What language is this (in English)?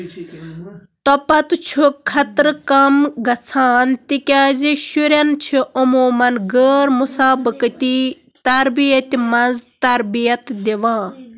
Kashmiri